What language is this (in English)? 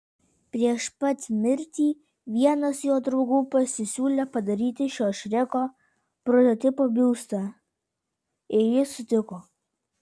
Lithuanian